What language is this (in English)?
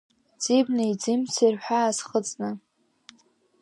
Abkhazian